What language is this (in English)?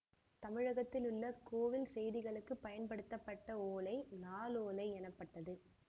Tamil